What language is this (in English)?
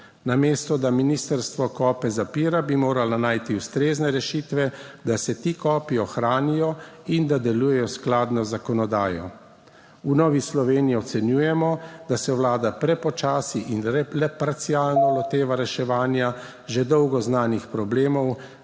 Slovenian